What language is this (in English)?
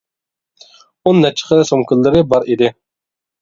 Uyghur